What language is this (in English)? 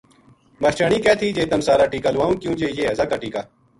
Gujari